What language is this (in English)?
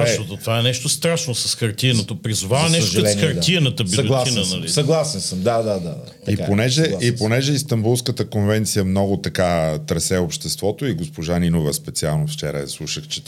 Bulgarian